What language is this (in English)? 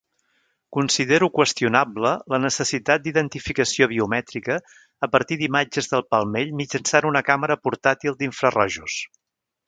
Catalan